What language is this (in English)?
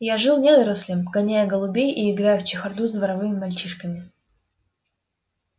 Russian